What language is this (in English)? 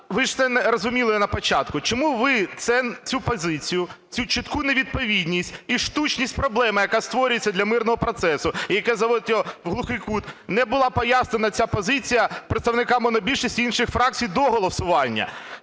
Ukrainian